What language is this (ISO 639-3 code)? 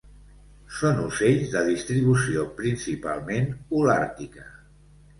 cat